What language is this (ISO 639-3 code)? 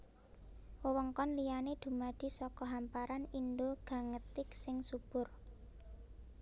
jav